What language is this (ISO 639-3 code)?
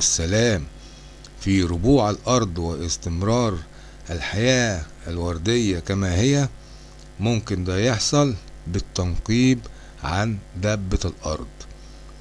ara